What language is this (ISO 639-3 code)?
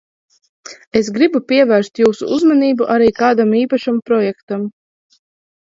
lav